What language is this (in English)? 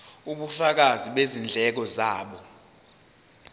Zulu